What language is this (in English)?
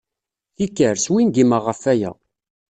Kabyle